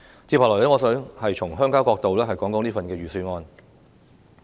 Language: Cantonese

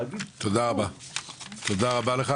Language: Hebrew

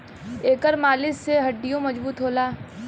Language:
Bhojpuri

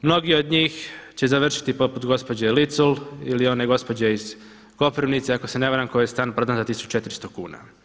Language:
Croatian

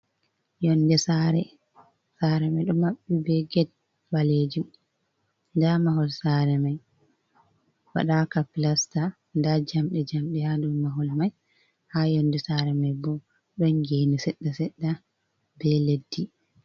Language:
Fula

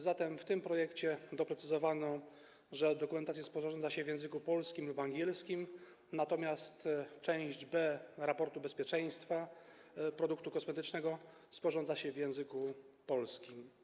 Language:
Polish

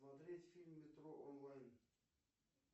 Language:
Russian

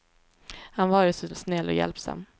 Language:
Swedish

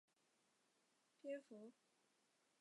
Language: Chinese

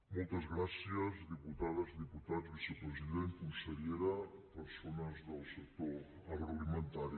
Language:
Catalan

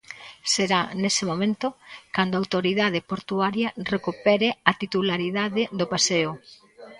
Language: Galician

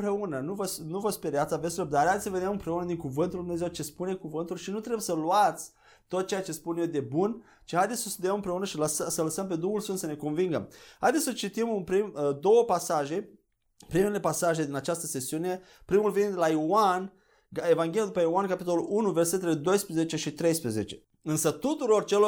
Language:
Romanian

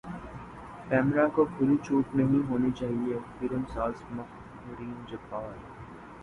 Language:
Urdu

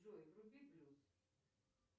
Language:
Russian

